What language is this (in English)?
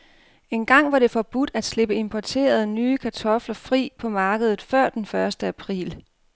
Danish